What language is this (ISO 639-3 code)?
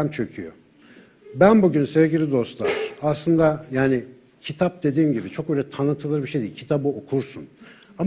tur